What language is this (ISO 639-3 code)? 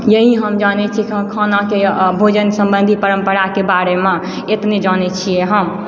mai